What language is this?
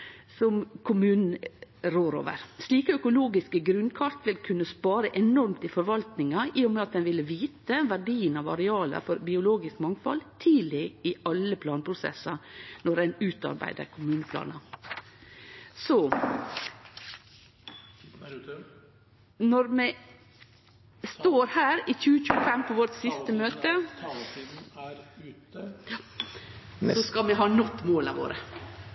Norwegian Nynorsk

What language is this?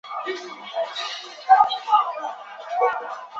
Chinese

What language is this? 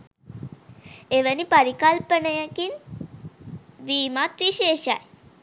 Sinhala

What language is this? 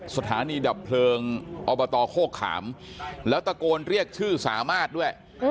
Thai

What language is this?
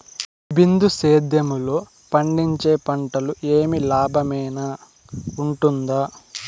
Telugu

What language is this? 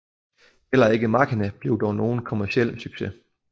Danish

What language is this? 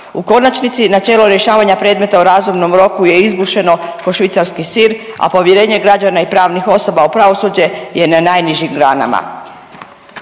Croatian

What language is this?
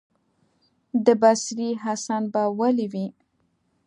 Pashto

